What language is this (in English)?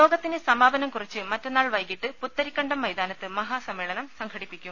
Malayalam